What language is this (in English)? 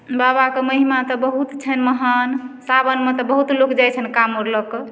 Maithili